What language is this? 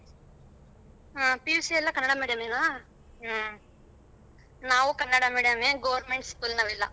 Kannada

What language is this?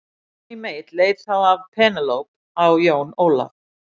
Icelandic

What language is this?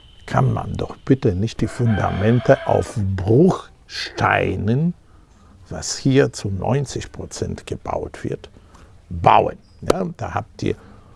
German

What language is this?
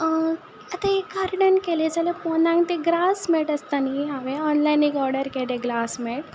Konkani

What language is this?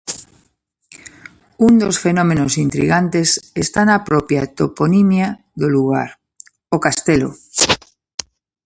Galician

